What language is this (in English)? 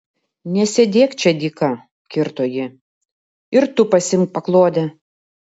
Lithuanian